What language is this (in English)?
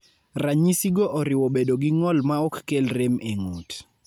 Luo (Kenya and Tanzania)